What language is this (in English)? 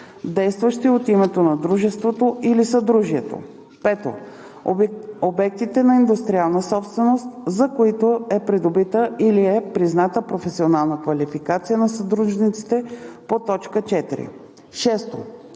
Bulgarian